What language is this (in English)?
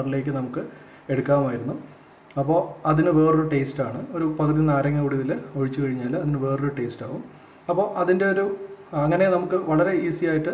Turkish